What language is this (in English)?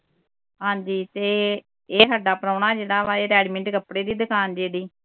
Punjabi